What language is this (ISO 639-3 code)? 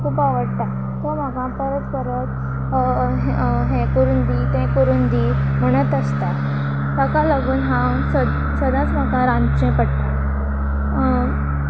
kok